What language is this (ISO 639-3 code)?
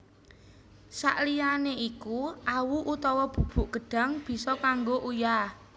jav